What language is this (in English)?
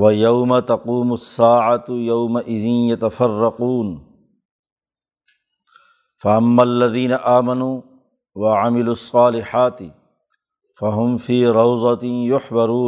Urdu